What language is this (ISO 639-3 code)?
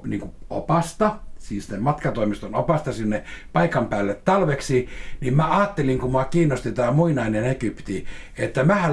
fin